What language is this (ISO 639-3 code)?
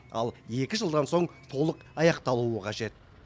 kaz